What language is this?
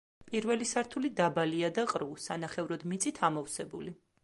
Georgian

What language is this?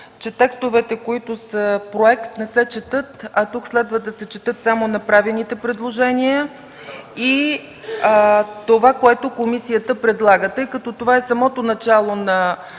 Bulgarian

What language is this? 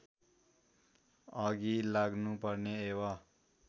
Nepali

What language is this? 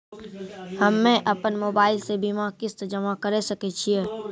Maithili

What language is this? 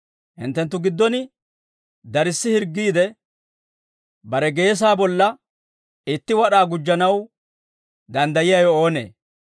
Dawro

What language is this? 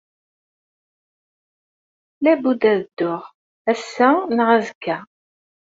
Kabyle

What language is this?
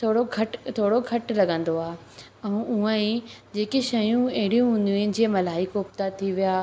Sindhi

